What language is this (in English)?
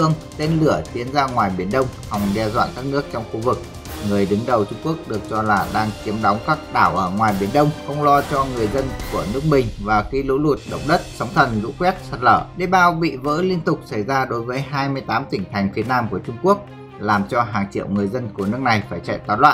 Vietnamese